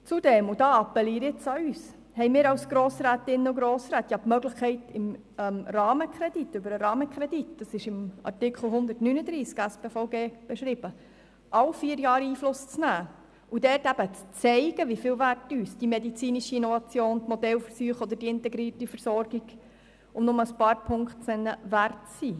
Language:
Swiss German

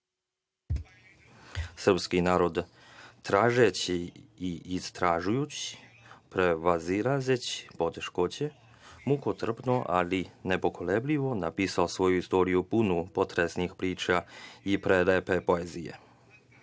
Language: Serbian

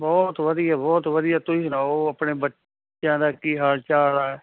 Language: Punjabi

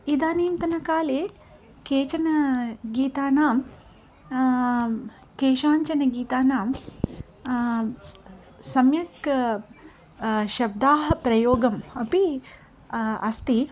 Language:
Sanskrit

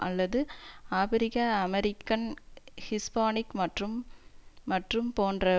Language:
Tamil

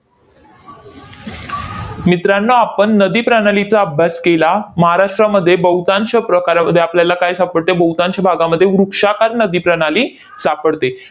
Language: Marathi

